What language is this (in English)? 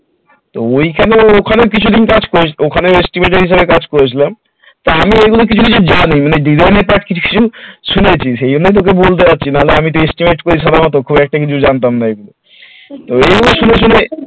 Bangla